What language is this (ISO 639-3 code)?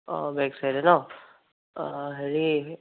asm